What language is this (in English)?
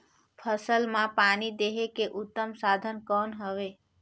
Chhattisgarhi